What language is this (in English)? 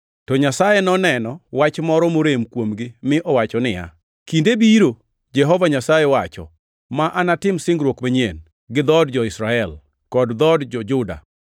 Luo (Kenya and Tanzania)